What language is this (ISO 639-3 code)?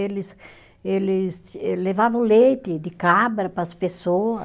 por